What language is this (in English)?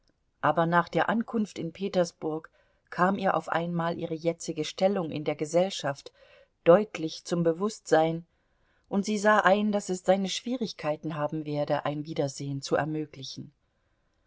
German